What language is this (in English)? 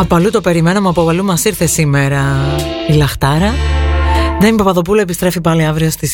Greek